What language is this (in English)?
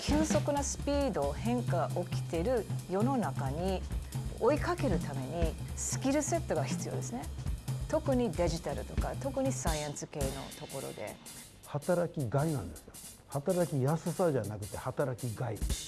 Japanese